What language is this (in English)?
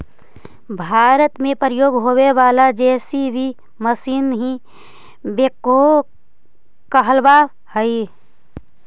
Magahi